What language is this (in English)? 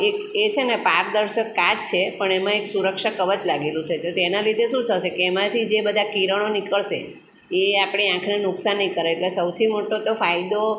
Gujarati